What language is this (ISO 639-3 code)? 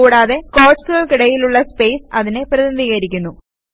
mal